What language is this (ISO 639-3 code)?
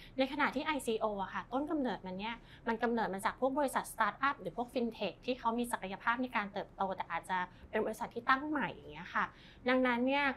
tha